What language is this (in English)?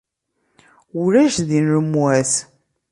Kabyle